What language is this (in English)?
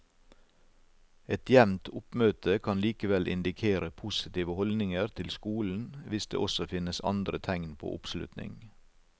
Norwegian